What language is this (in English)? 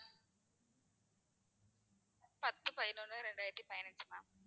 Tamil